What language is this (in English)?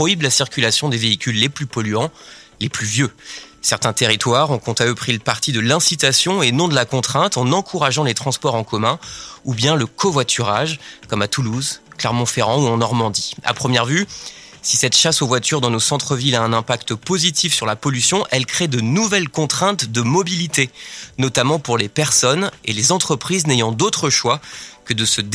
French